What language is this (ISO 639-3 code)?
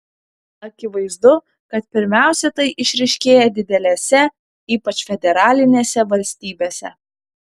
lit